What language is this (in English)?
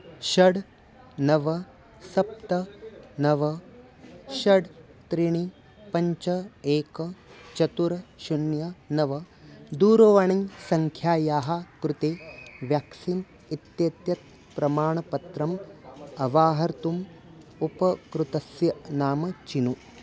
Sanskrit